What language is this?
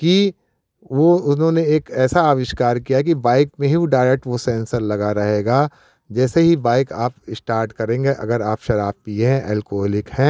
Hindi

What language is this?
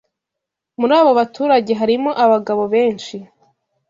Kinyarwanda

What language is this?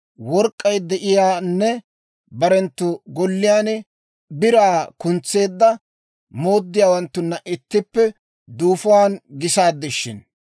Dawro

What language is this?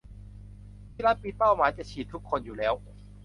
Thai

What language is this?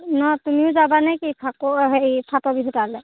Assamese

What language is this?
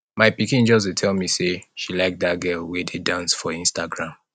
Nigerian Pidgin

